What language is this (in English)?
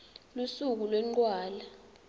Swati